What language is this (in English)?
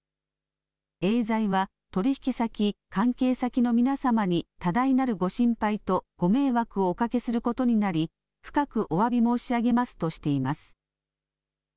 Japanese